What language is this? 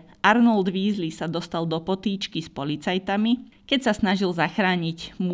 Slovak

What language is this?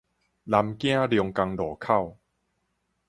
Min Nan Chinese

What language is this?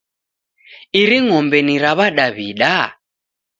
Taita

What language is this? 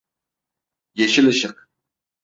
Turkish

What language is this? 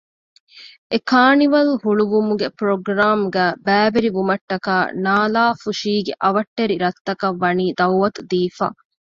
Divehi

